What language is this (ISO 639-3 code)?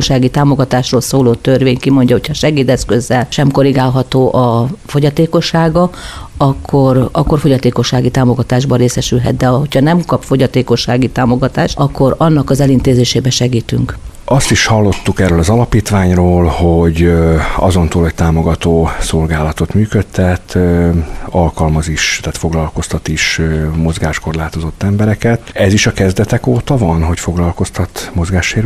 hun